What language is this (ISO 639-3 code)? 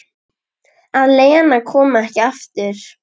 isl